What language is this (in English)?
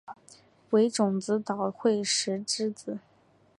Chinese